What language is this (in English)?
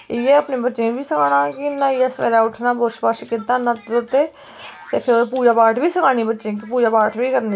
Dogri